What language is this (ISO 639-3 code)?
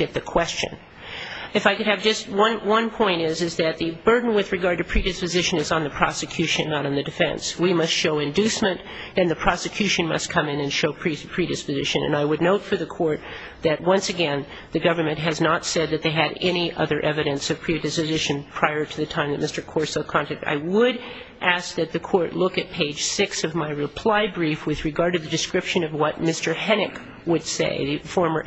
eng